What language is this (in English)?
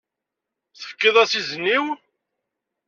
Kabyle